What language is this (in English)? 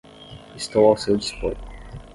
Portuguese